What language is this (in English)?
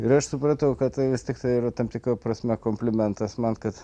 Lithuanian